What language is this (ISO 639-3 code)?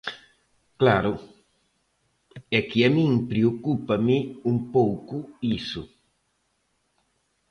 glg